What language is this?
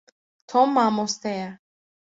Kurdish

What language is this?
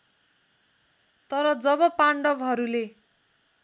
Nepali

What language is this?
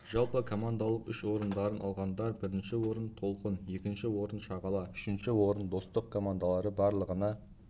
Kazakh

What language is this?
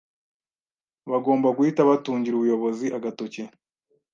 Kinyarwanda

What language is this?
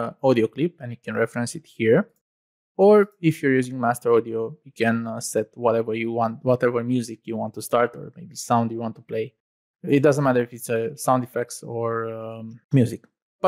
English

